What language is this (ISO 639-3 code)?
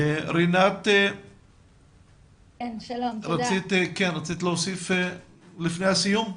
heb